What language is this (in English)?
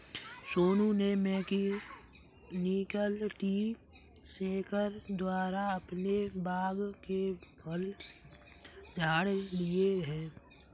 Hindi